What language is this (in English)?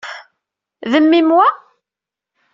Kabyle